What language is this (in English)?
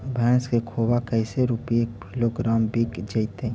Magahi